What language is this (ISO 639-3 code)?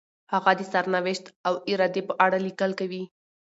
pus